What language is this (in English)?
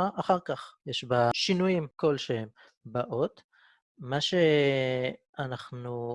Hebrew